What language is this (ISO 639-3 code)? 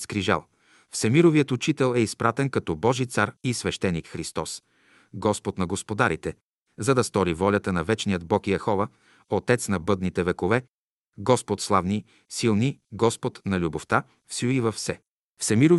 bul